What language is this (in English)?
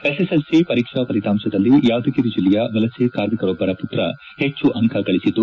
Kannada